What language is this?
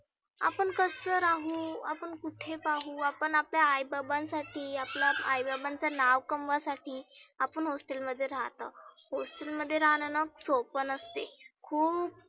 Marathi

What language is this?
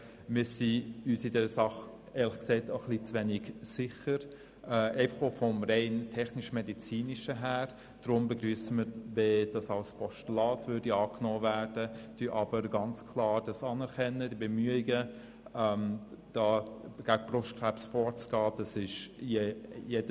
Swiss German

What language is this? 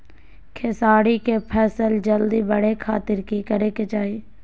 Magahi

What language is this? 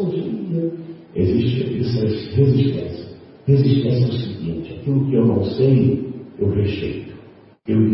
Portuguese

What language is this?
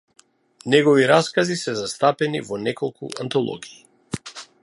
Macedonian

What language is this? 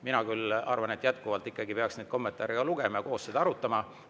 Estonian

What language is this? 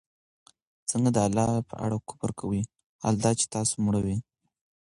Pashto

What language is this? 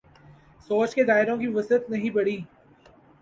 Urdu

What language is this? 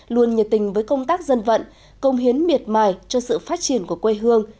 Vietnamese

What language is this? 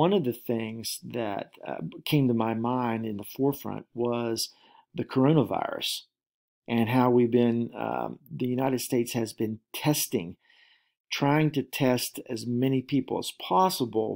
English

